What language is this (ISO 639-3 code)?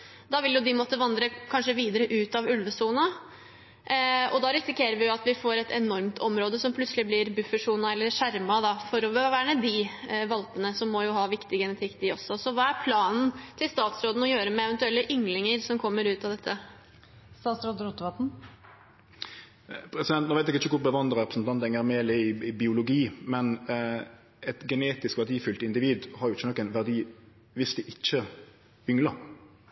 nor